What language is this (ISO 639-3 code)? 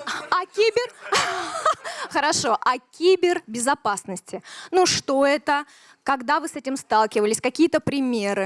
rus